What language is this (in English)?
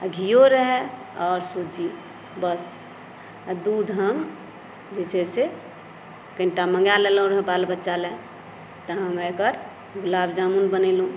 Maithili